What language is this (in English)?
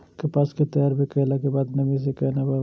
Maithili